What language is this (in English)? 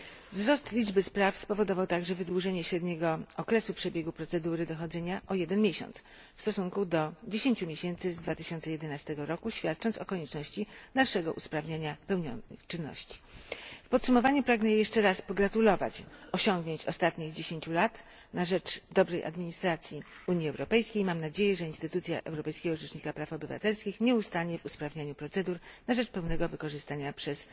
Polish